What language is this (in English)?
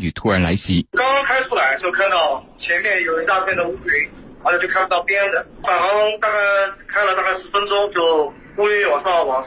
Chinese